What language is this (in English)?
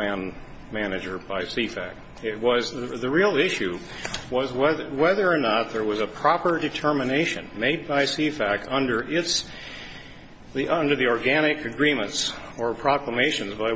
English